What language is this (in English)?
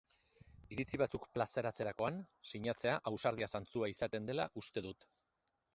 Basque